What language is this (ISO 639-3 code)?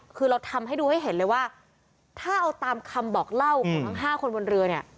tha